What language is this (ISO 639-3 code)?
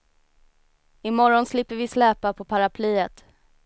swe